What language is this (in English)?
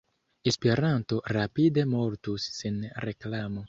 Esperanto